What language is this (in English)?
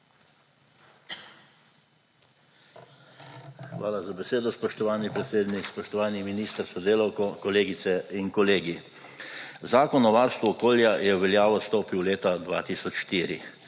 Slovenian